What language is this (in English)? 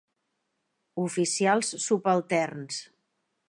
Catalan